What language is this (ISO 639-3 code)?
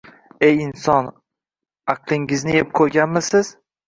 uzb